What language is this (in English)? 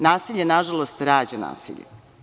Serbian